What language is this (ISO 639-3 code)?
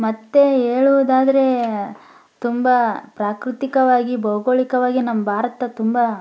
kan